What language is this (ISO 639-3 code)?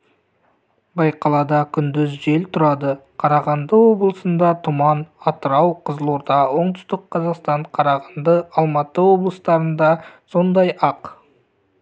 kaz